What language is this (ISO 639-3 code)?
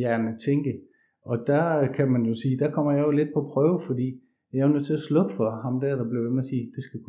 dan